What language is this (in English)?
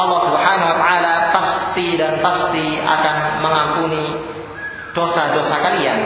Malay